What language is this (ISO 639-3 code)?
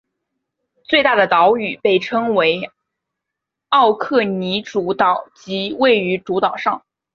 zho